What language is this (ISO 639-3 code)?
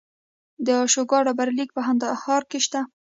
pus